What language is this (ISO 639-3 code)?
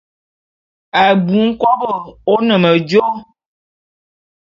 bum